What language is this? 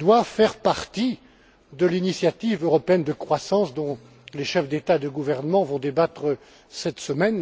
French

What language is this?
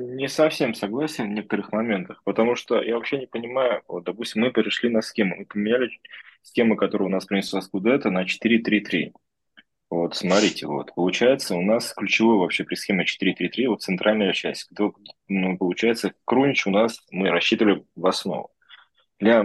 Russian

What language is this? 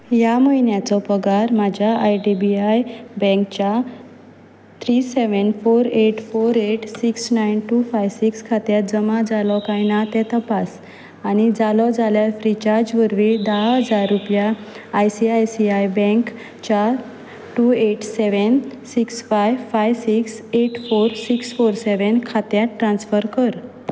Konkani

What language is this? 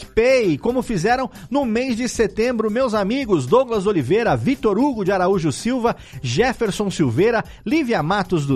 Portuguese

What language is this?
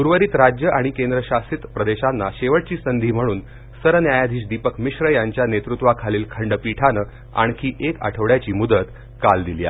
Marathi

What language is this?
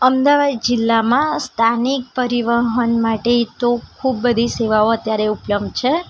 Gujarati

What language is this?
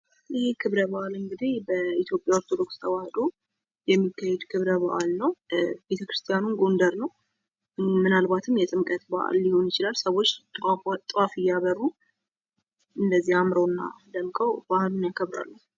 Amharic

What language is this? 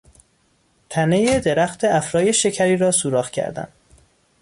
Persian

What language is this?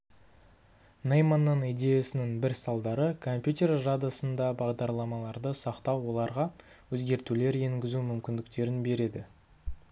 Kazakh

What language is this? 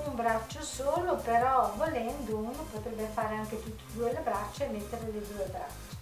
Italian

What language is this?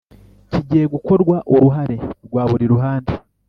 Kinyarwanda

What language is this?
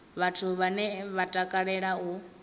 Venda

